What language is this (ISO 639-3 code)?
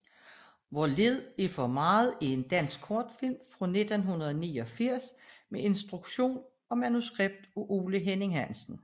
dan